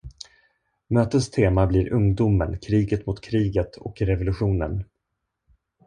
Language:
Swedish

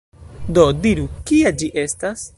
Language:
Esperanto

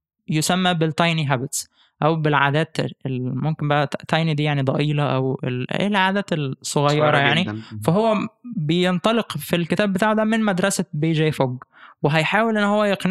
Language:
Arabic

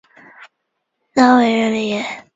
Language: Chinese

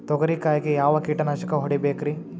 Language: Kannada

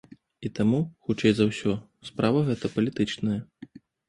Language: Belarusian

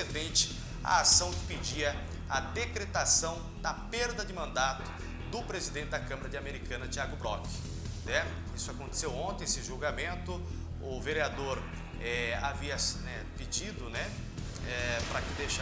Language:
Portuguese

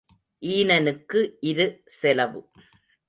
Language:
Tamil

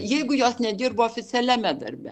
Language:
Lithuanian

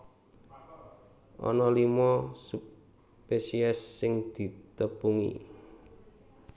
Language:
Javanese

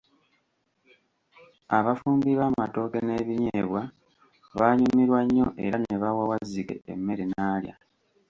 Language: Ganda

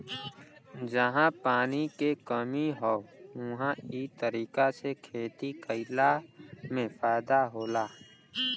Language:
Bhojpuri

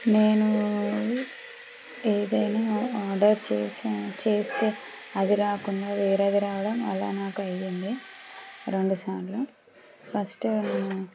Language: Telugu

